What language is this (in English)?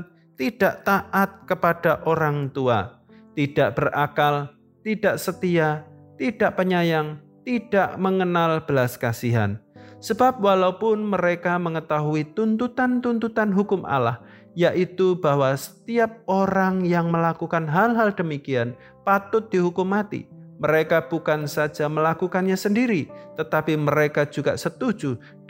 Indonesian